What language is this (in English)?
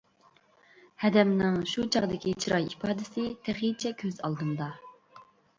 Uyghur